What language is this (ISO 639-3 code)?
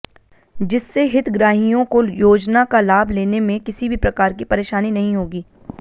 hin